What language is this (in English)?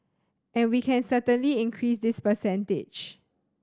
English